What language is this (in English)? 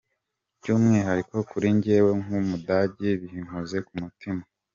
Kinyarwanda